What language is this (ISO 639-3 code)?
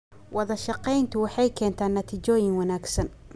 som